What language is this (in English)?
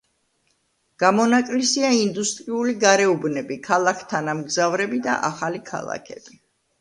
Georgian